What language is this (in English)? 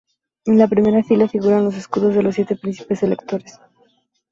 Spanish